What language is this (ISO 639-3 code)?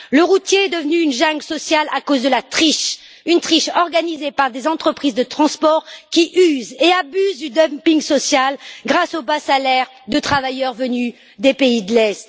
fra